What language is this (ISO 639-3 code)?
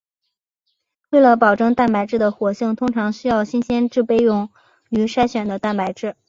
zho